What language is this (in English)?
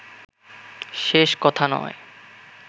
Bangla